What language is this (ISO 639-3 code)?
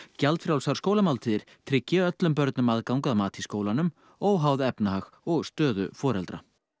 isl